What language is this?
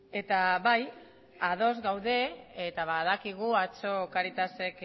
Basque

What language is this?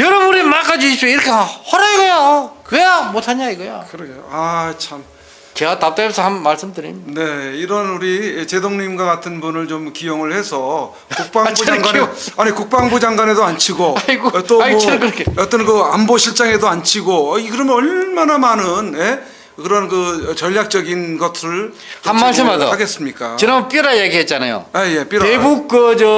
Korean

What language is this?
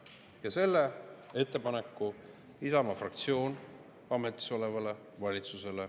Estonian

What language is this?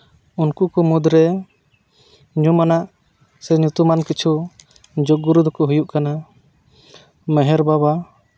Santali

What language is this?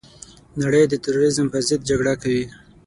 Pashto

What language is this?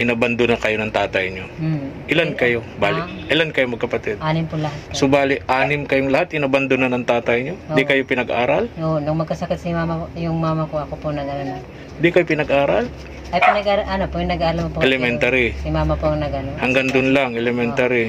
Filipino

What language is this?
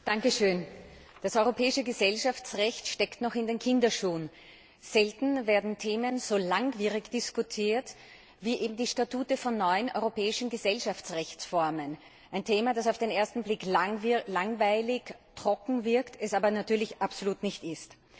German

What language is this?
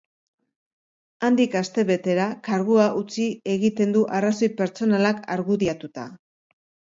Basque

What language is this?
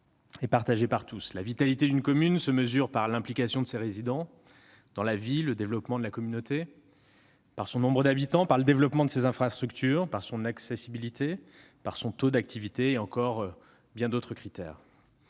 French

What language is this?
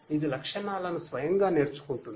Telugu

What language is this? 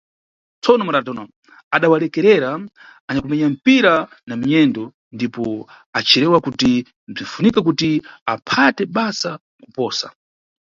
Nyungwe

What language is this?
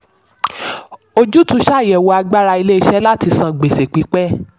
Yoruba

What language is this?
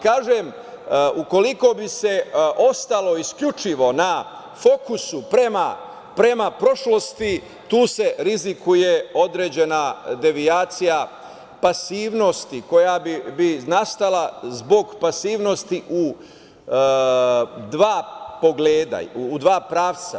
Serbian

